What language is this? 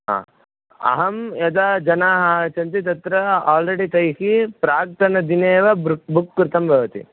Sanskrit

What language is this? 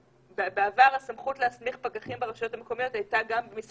Hebrew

